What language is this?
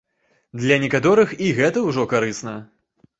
Belarusian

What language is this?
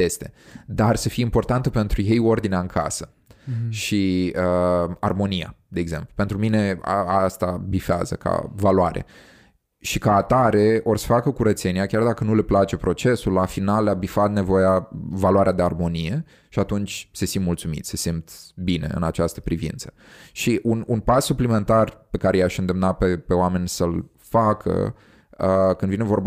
Romanian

